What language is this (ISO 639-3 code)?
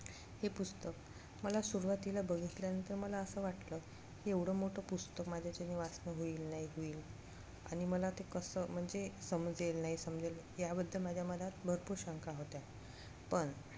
mar